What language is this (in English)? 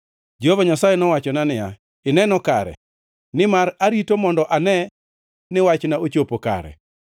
Luo (Kenya and Tanzania)